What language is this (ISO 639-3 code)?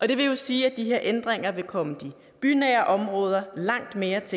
dan